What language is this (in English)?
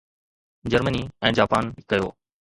Sindhi